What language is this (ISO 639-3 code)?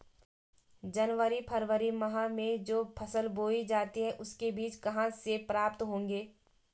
hin